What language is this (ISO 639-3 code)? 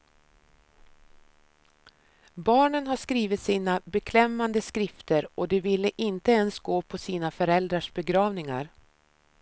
swe